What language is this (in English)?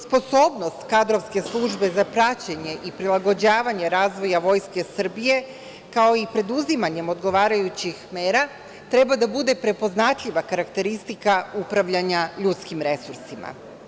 Serbian